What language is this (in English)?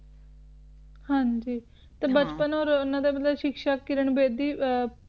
Punjabi